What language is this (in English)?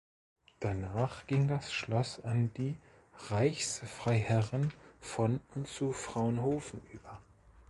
German